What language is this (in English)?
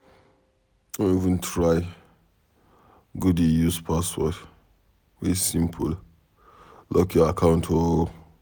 Nigerian Pidgin